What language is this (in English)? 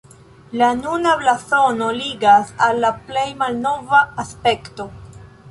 Esperanto